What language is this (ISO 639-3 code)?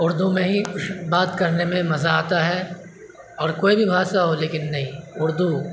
urd